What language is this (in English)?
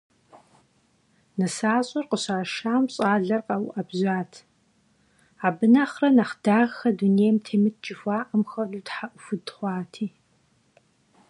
Kabardian